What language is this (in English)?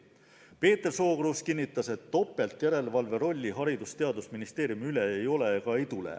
Estonian